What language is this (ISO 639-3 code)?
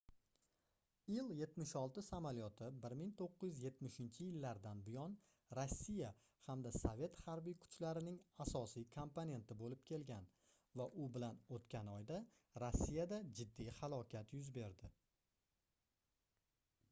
uzb